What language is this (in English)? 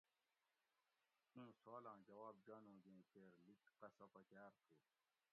Gawri